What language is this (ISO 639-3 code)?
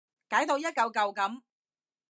yue